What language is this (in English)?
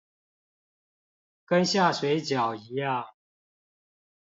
Chinese